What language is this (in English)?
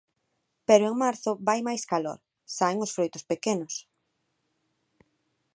Galician